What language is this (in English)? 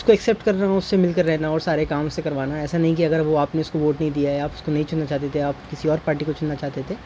Urdu